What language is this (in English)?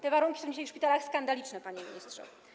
Polish